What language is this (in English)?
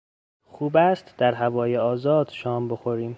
Persian